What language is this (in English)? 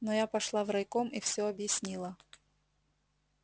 Russian